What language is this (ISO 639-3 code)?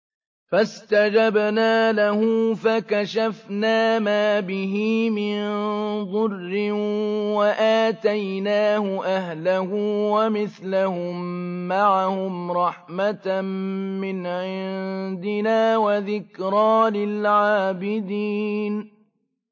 ara